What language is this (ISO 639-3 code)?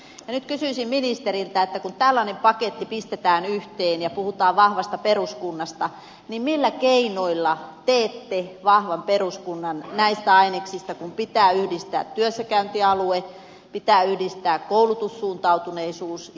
fin